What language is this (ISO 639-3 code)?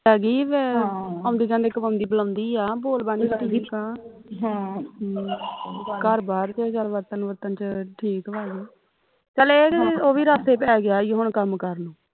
pan